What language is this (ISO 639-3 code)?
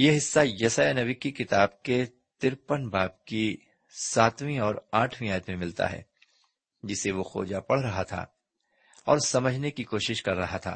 urd